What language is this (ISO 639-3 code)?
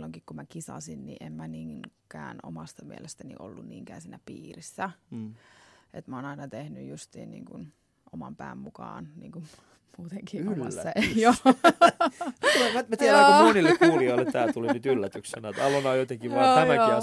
fin